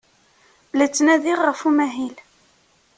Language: Kabyle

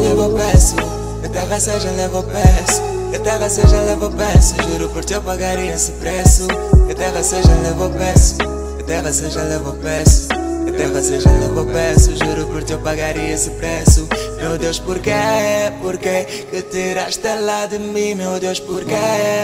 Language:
Portuguese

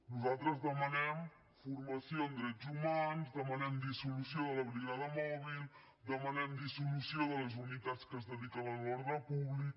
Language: Catalan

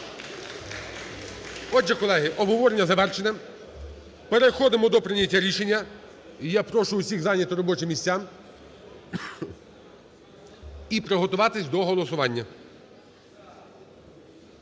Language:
Ukrainian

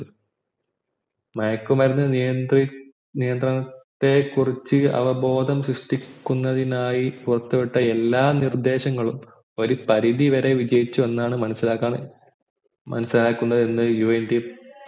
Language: Malayalam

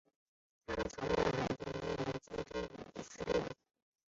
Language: Chinese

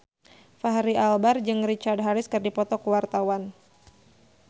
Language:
Sundanese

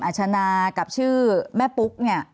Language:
Thai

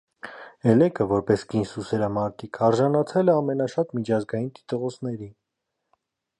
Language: Armenian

